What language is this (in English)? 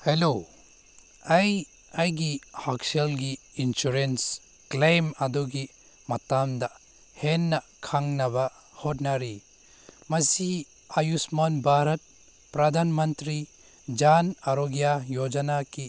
Manipuri